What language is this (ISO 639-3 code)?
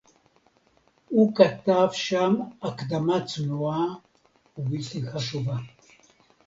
heb